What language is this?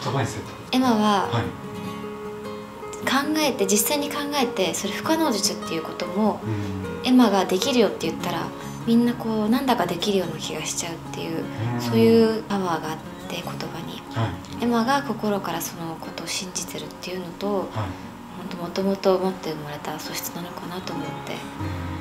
Japanese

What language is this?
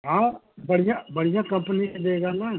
Hindi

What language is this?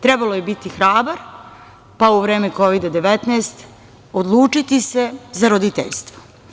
Serbian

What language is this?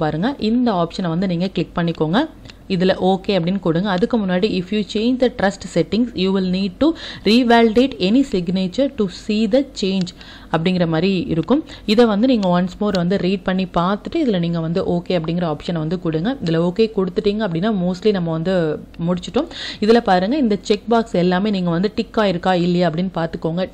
Tamil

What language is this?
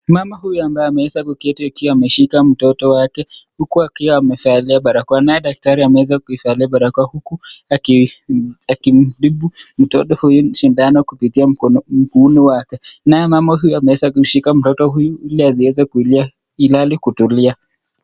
Swahili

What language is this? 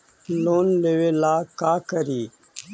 Magahi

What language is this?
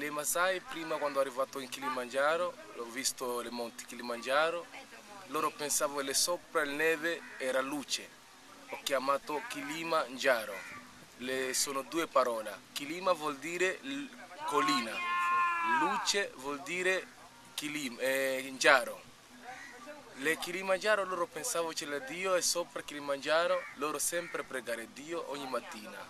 Italian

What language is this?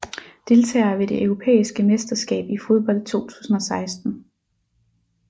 Danish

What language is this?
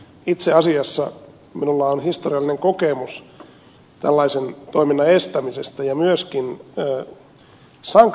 Finnish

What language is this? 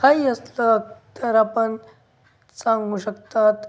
Marathi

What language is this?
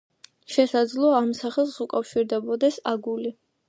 Georgian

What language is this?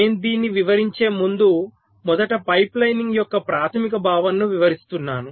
Telugu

